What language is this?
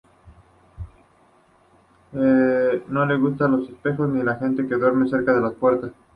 Spanish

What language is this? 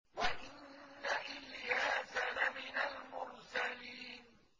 Arabic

